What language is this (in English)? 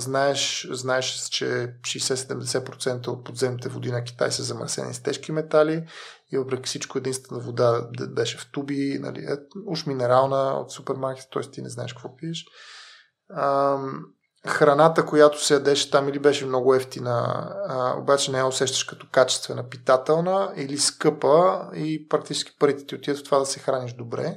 Bulgarian